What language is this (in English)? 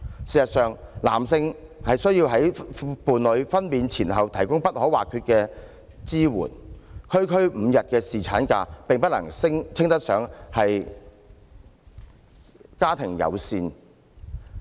Cantonese